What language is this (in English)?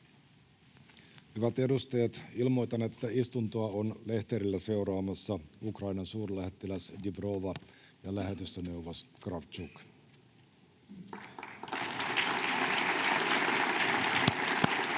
Finnish